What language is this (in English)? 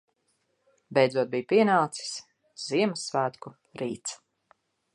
Latvian